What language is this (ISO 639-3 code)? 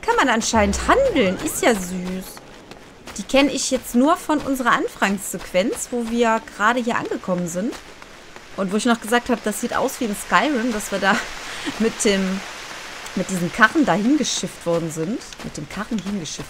deu